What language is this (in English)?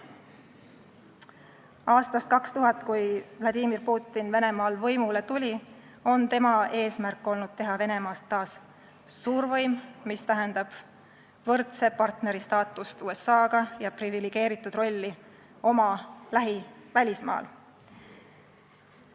Estonian